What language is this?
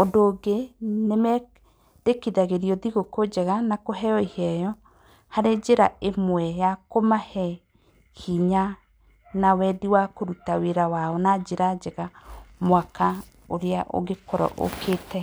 Kikuyu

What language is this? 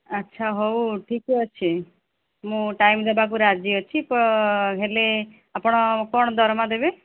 Odia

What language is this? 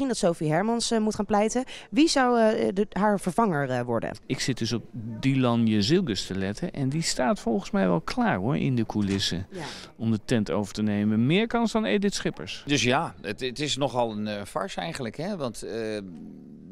Dutch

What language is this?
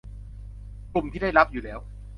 Thai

